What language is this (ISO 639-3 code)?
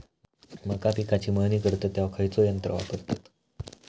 mar